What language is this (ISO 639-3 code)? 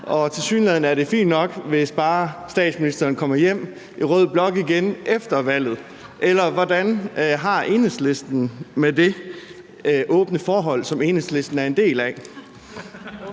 dan